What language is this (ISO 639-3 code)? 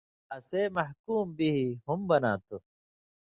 mvy